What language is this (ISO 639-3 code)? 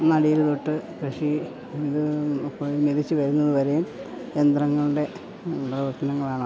mal